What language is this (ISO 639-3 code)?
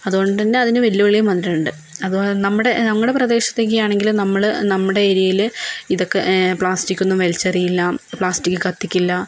mal